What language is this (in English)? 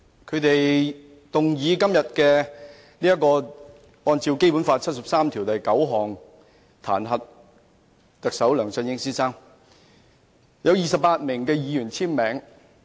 Cantonese